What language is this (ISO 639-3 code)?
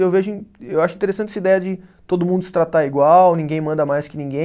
por